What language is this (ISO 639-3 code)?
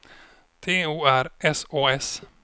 swe